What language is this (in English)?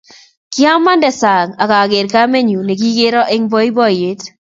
Kalenjin